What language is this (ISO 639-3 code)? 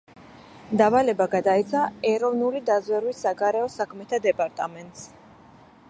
kat